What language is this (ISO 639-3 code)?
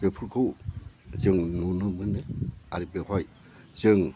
brx